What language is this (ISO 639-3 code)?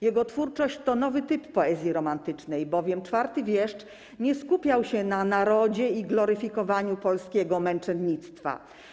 pol